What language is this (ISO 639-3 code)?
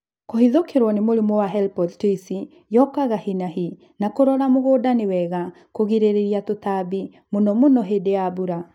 kik